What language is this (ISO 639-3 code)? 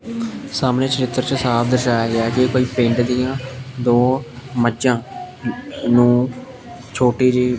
pan